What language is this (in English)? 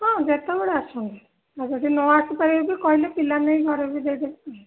Odia